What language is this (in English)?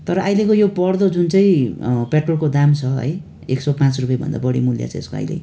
Nepali